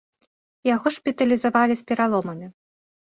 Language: Belarusian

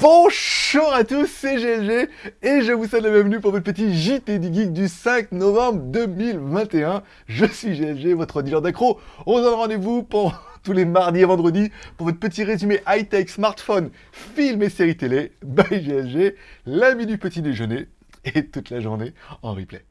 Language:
French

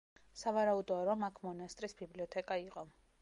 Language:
Georgian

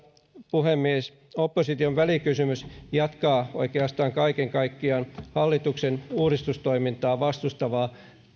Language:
Finnish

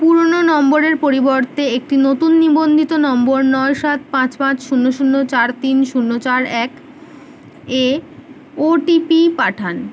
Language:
Bangla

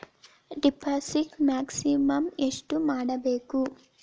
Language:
Kannada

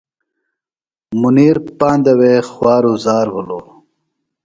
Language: Phalura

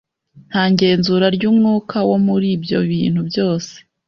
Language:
Kinyarwanda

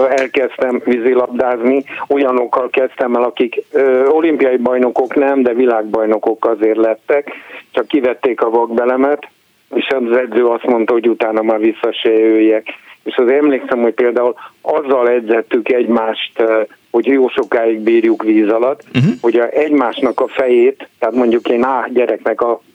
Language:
Hungarian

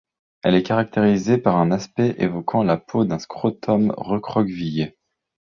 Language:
French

